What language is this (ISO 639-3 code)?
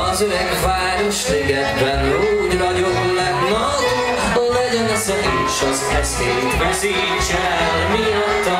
ukr